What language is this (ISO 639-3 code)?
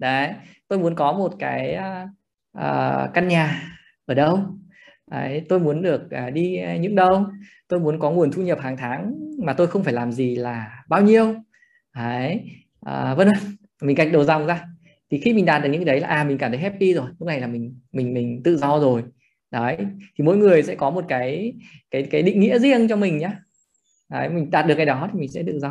vie